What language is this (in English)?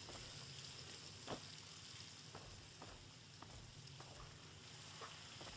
German